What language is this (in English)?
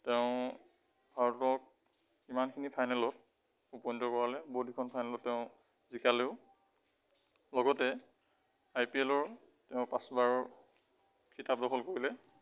Assamese